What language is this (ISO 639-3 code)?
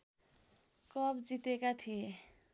nep